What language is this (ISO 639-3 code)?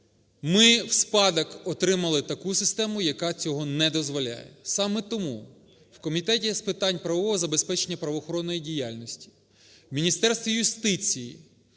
ukr